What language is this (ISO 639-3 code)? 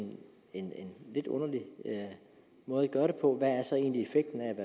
dan